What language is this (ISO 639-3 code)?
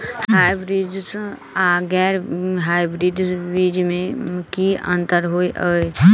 mai